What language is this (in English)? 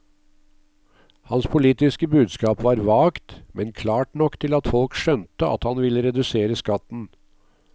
Norwegian